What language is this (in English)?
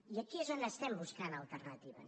Catalan